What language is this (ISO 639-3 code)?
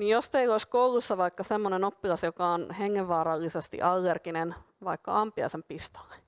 fin